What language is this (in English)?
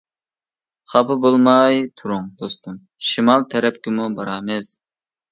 Uyghur